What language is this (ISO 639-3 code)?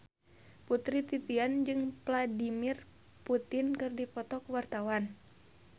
sun